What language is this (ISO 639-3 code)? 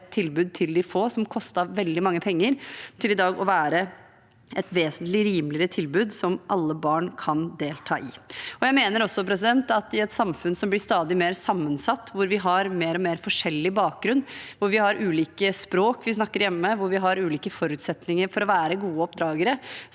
nor